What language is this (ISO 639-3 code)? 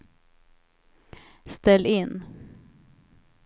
swe